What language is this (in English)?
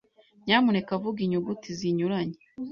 Kinyarwanda